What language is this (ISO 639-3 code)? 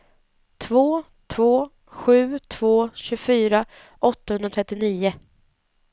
swe